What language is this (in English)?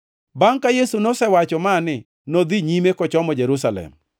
Luo (Kenya and Tanzania)